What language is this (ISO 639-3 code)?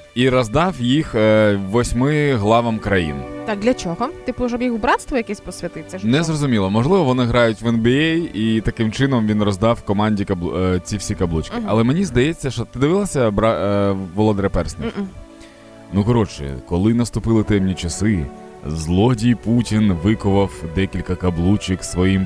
ukr